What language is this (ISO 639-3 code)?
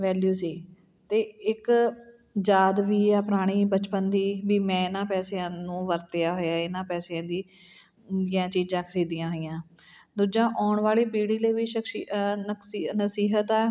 pan